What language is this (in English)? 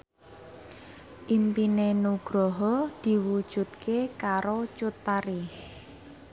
Javanese